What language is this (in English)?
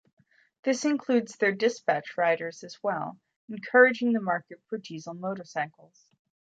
English